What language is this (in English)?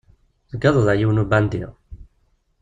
Kabyle